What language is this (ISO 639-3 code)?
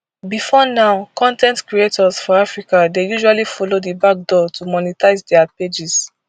pcm